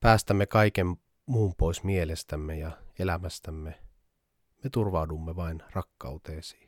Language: Finnish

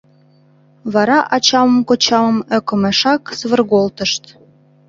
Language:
Mari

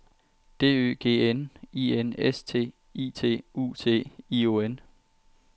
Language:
Danish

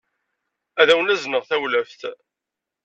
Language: Kabyle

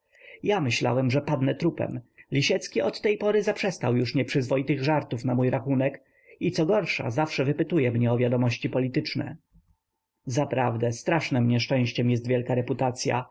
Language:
Polish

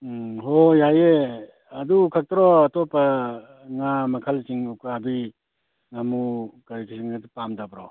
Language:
Manipuri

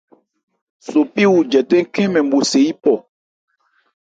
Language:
Ebrié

